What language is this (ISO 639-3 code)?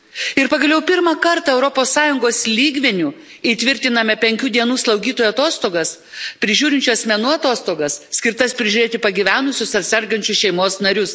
lit